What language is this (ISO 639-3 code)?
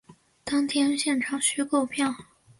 zho